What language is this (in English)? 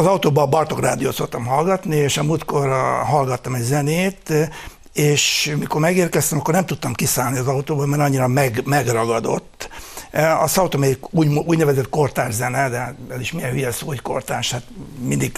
Hungarian